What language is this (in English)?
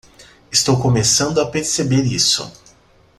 Portuguese